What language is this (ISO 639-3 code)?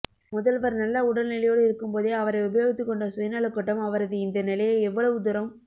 tam